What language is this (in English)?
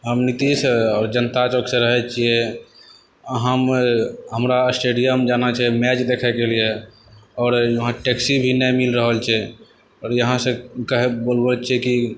Maithili